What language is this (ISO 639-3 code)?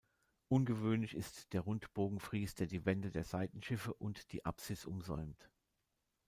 deu